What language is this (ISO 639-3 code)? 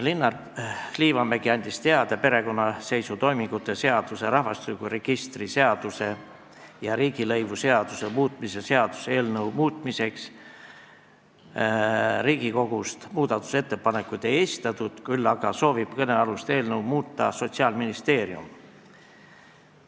est